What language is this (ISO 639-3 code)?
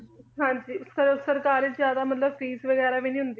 pan